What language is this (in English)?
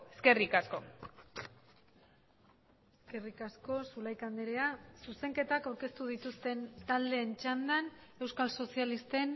Basque